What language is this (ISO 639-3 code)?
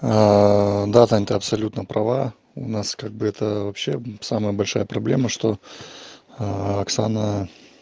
rus